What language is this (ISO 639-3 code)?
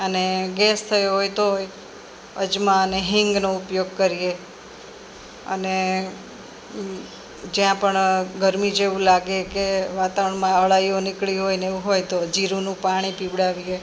guj